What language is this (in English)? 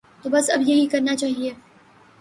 Urdu